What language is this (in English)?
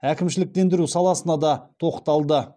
Kazakh